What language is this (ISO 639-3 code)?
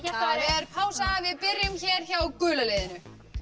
isl